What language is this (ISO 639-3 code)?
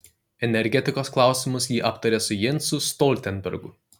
lit